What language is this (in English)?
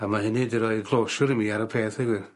Welsh